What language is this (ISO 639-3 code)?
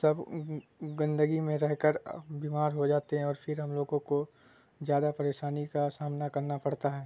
urd